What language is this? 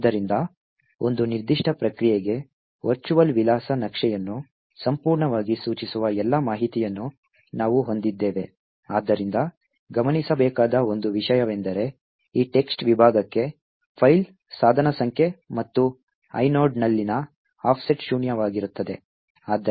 Kannada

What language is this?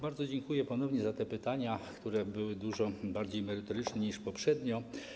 Polish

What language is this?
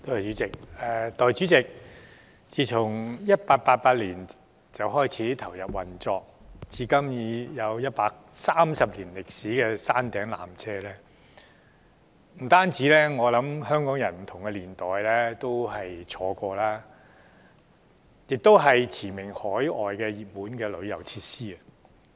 Cantonese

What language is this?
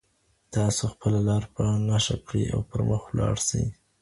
Pashto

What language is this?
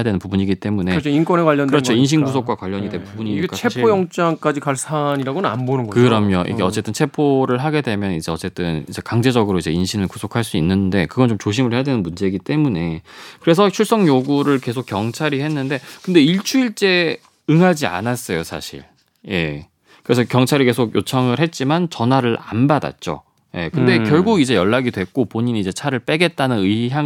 Korean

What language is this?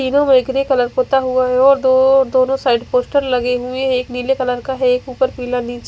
Hindi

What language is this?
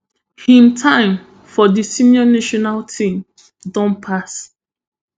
Nigerian Pidgin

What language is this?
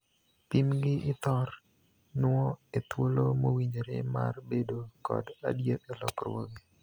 Luo (Kenya and Tanzania)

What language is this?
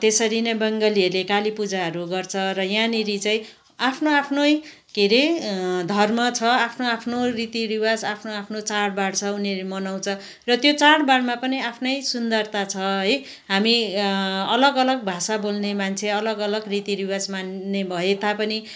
Nepali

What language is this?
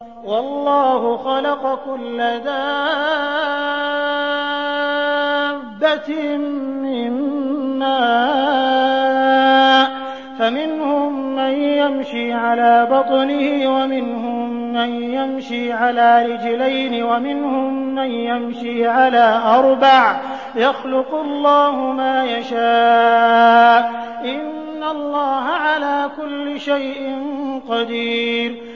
Arabic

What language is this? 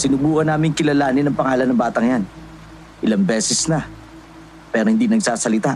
Filipino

